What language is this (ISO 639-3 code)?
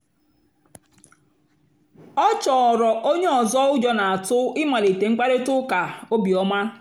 ibo